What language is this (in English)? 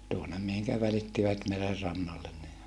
Finnish